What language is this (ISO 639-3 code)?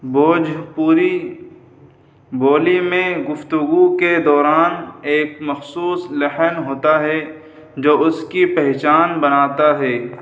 urd